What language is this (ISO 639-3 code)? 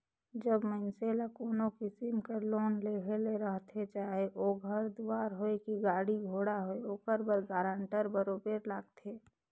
hne